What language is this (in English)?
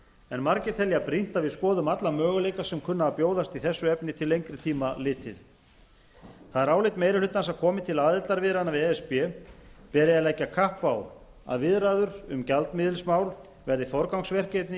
Icelandic